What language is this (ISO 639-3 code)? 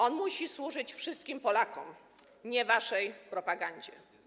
pol